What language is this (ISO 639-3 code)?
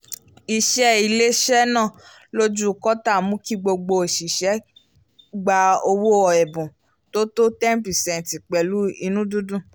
yor